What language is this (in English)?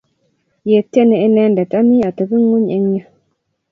Kalenjin